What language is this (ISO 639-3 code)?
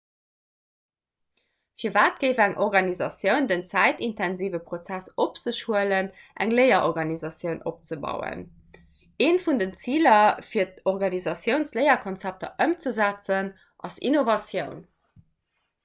ltz